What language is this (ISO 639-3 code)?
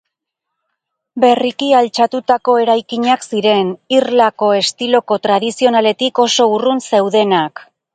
eus